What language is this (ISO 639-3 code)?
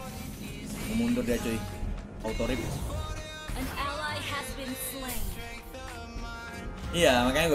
ind